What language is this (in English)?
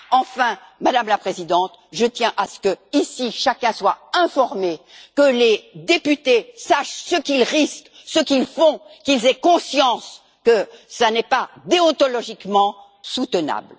French